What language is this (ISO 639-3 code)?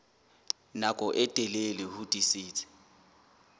sot